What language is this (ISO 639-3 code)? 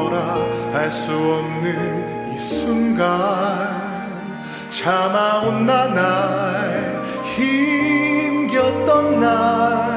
kor